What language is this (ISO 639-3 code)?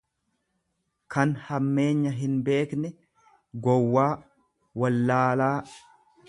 orm